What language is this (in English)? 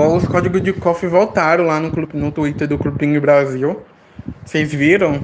Portuguese